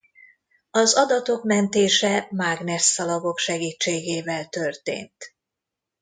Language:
Hungarian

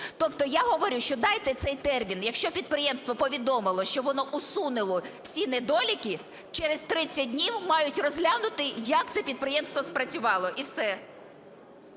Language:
Ukrainian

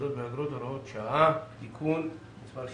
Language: Hebrew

